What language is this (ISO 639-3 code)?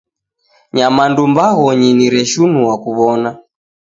dav